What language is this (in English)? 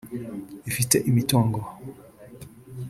Kinyarwanda